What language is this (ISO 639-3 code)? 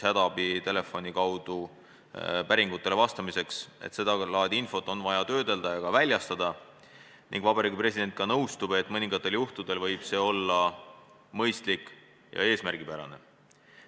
est